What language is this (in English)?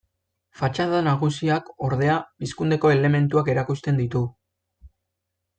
Basque